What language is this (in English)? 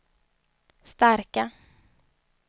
Swedish